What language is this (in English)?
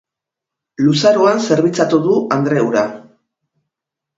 Basque